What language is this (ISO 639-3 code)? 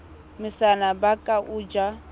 sot